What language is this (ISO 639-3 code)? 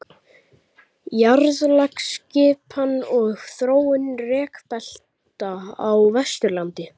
isl